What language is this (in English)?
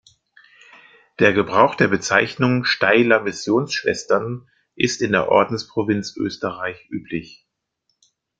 German